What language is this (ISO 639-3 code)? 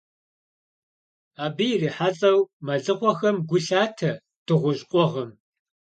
kbd